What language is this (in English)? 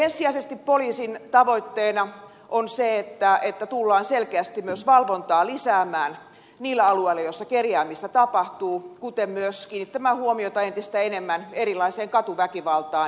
Finnish